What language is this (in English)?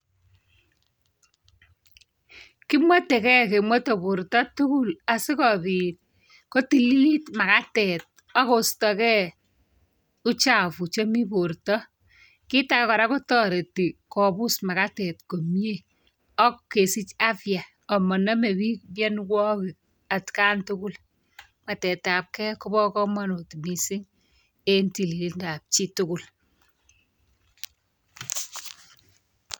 Kalenjin